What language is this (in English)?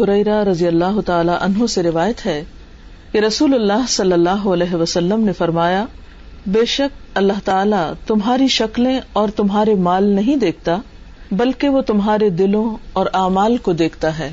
Urdu